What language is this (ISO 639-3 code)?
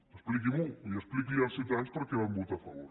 cat